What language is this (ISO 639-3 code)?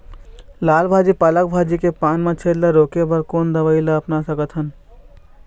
hne